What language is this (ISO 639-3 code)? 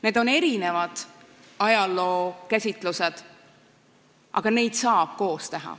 est